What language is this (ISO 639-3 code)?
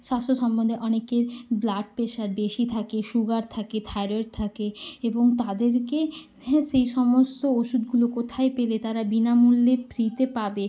ben